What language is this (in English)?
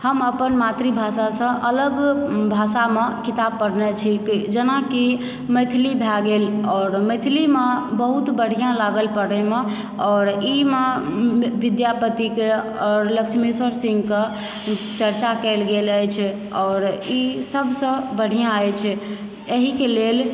Maithili